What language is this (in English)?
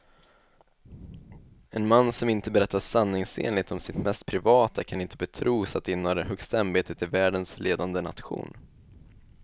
Swedish